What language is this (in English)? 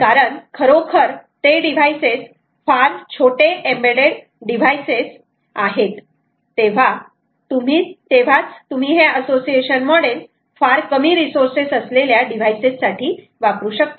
Marathi